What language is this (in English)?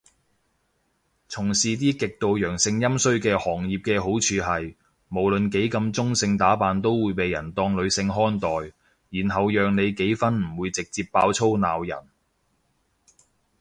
Cantonese